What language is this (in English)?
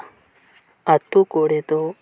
Santali